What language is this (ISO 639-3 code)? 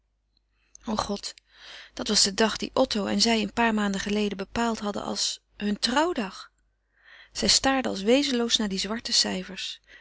nld